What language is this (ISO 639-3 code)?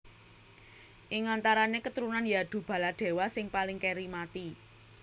jav